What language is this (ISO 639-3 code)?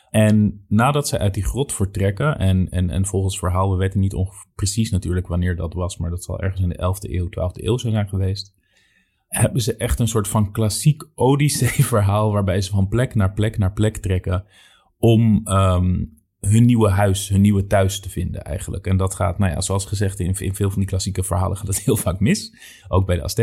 nld